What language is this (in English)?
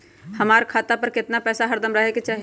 Magahi